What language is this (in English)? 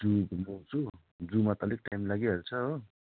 Nepali